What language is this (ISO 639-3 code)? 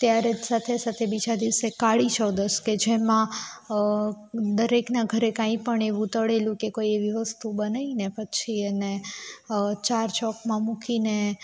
guj